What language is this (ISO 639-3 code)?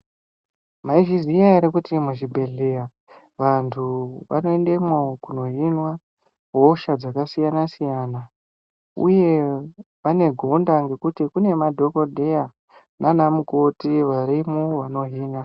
ndc